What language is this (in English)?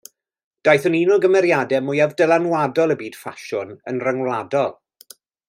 Welsh